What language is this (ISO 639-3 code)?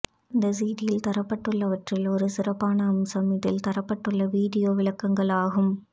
tam